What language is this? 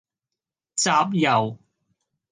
Cantonese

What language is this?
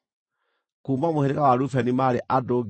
Kikuyu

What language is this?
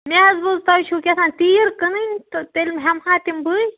Kashmiri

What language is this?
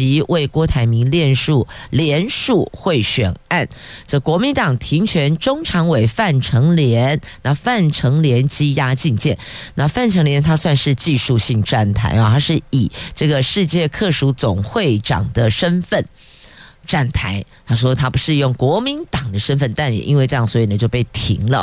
Chinese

